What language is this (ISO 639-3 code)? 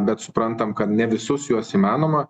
lit